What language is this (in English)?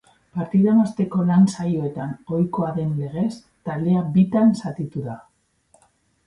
Basque